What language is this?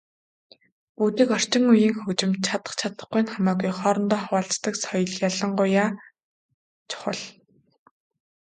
Mongolian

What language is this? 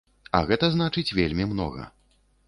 Belarusian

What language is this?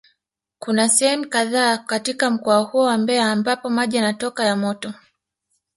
Swahili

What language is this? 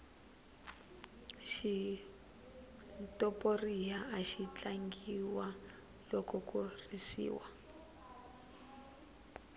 Tsonga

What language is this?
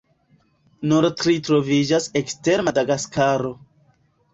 Esperanto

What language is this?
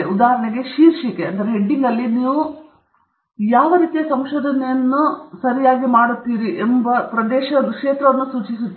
Kannada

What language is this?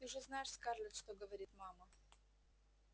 Russian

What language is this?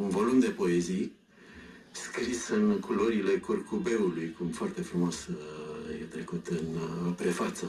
Romanian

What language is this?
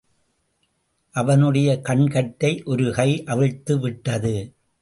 Tamil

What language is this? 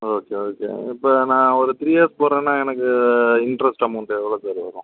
Tamil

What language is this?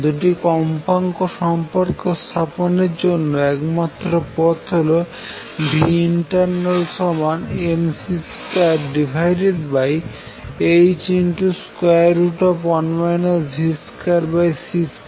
Bangla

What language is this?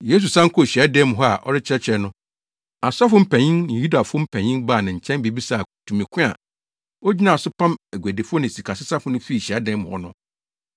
Akan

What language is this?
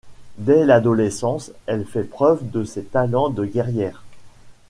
French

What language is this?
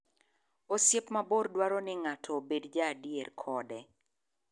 Luo (Kenya and Tanzania)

